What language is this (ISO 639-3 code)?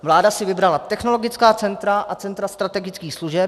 ces